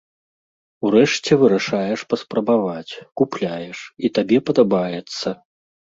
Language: Belarusian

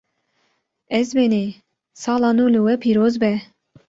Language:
Kurdish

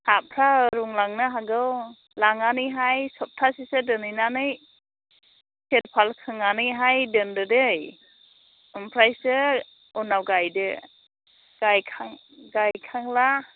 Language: Bodo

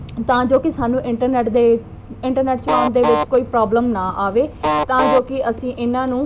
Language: Punjabi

